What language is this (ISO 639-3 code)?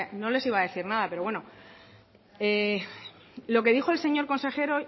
spa